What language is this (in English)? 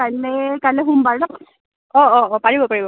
Assamese